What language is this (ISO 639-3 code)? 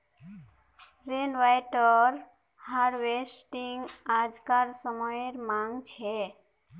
mag